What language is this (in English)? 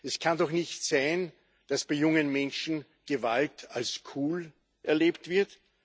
German